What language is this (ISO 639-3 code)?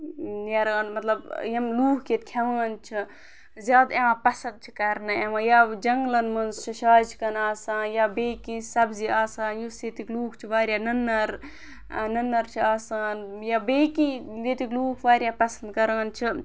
kas